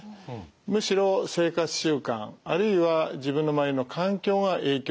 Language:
Japanese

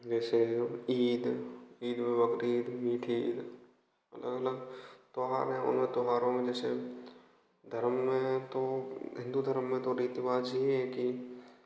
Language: Hindi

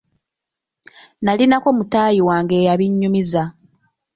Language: Ganda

